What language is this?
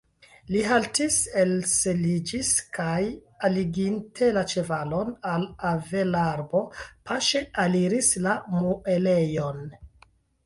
Esperanto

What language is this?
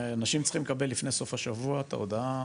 Hebrew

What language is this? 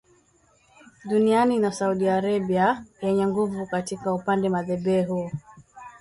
Swahili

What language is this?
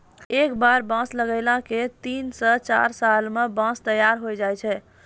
Maithili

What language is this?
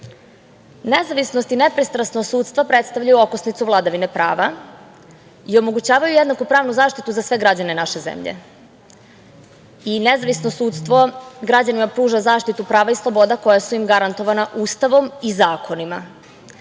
Serbian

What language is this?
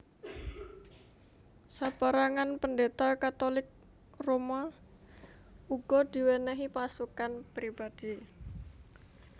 Javanese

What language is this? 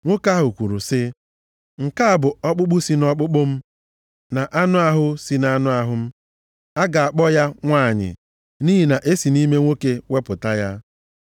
Igbo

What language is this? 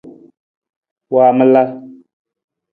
Nawdm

